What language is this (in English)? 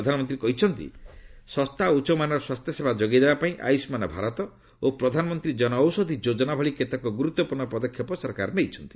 Odia